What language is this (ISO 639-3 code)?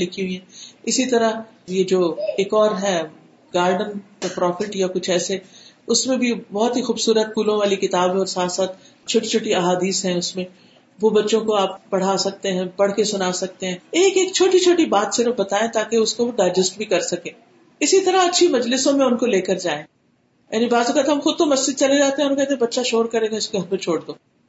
urd